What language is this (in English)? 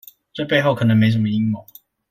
Chinese